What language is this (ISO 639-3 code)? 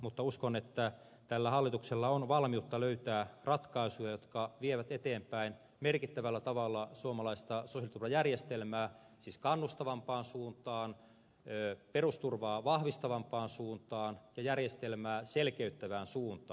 fin